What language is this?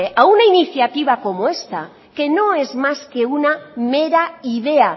Spanish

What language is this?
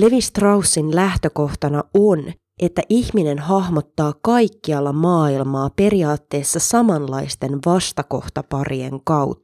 Finnish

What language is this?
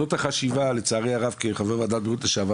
Hebrew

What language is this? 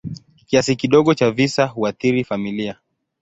Swahili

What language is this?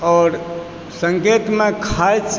Maithili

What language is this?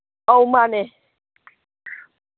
Manipuri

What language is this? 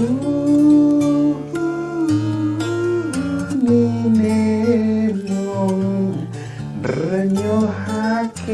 Indonesian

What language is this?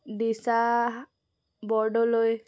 Assamese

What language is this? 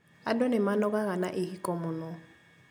Kikuyu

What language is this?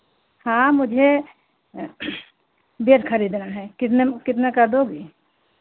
Hindi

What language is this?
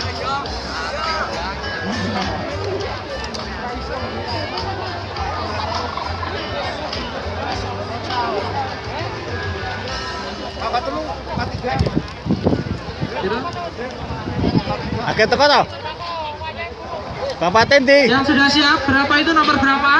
Indonesian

